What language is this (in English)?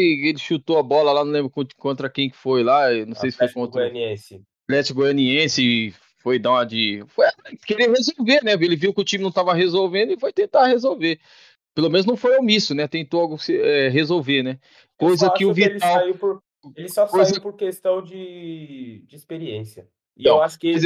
Portuguese